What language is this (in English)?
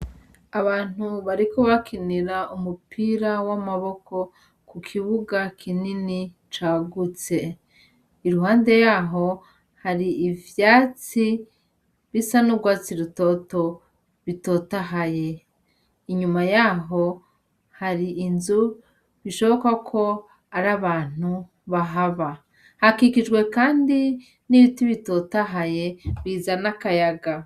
Rundi